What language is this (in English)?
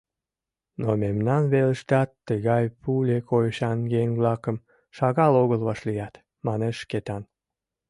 Mari